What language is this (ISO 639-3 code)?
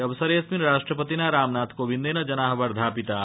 san